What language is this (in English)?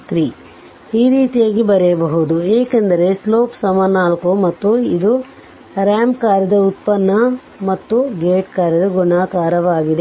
Kannada